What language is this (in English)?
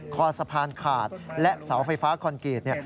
Thai